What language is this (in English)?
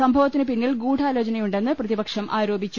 Malayalam